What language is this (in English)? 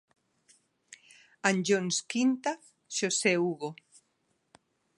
Galician